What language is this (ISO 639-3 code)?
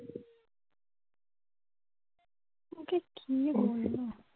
ben